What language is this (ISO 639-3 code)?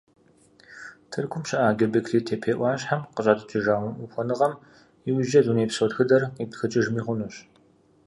kbd